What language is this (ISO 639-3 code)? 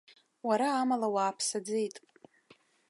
abk